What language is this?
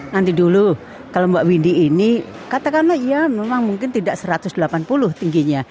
Indonesian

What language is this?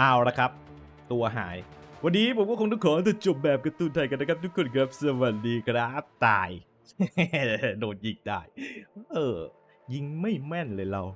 Thai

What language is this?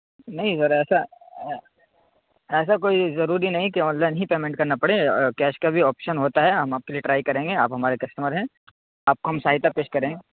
Urdu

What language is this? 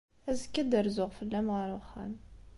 Kabyle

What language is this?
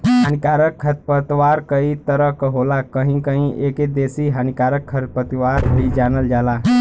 Bhojpuri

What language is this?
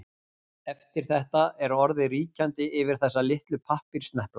Icelandic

